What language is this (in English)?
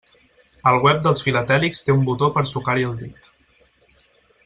Catalan